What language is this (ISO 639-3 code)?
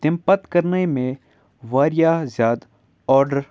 kas